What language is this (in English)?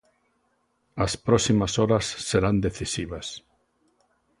Galician